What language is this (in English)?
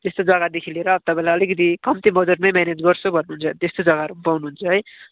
Nepali